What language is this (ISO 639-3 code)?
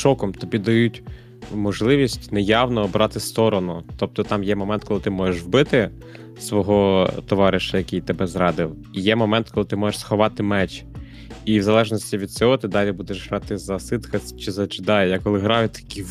ukr